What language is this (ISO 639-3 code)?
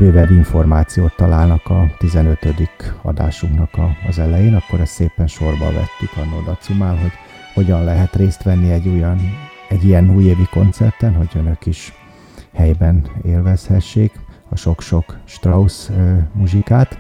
hun